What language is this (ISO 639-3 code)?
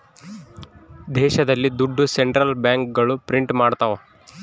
kan